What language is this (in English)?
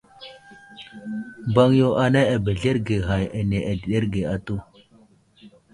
Wuzlam